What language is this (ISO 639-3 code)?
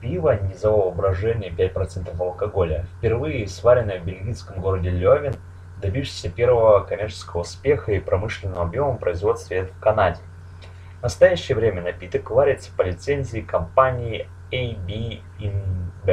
rus